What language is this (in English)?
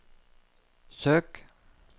Norwegian